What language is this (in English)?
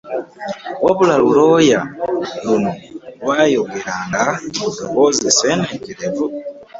Ganda